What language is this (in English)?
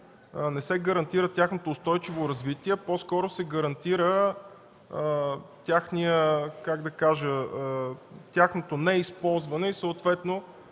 Bulgarian